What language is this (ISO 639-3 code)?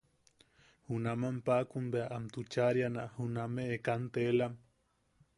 yaq